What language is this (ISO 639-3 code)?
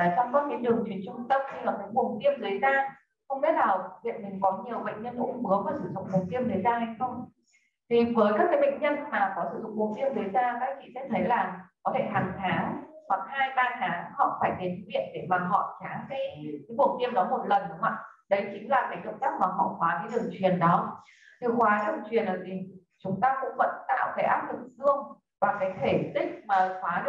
vie